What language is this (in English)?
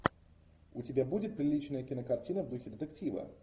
Russian